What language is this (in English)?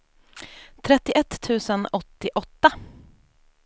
Swedish